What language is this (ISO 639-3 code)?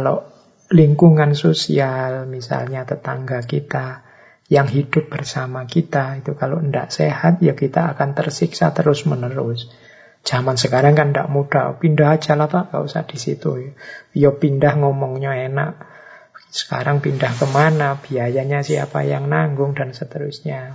ind